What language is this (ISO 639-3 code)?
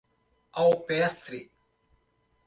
por